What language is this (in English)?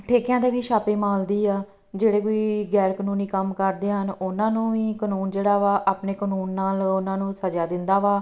Punjabi